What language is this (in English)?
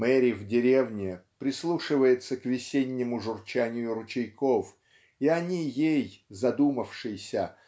Russian